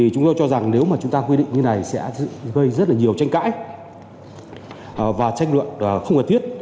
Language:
Vietnamese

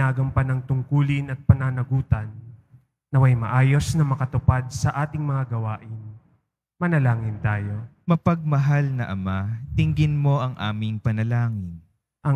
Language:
Filipino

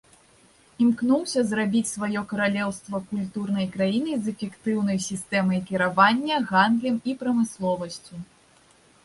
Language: Belarusian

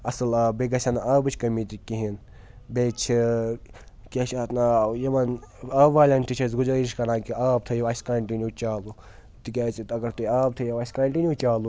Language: Kashmiri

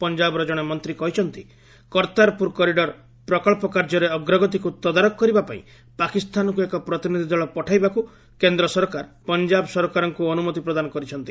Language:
Odia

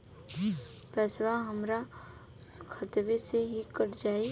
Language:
Bhojpuri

